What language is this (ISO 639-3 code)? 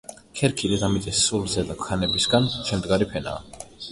kat